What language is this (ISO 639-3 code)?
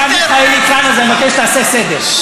heb